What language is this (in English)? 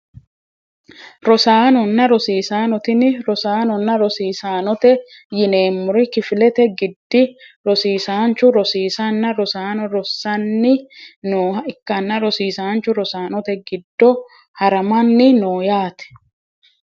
Sidamo